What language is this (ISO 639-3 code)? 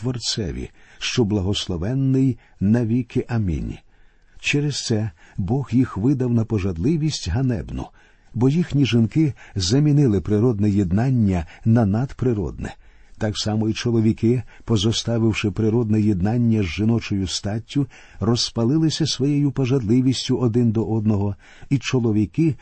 ukr